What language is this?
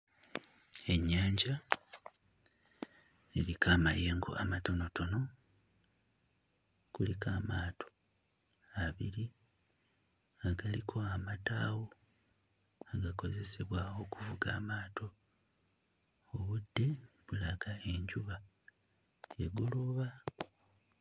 Ganda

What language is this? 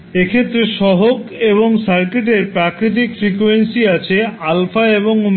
Bangla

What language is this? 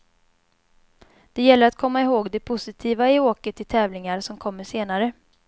Swedish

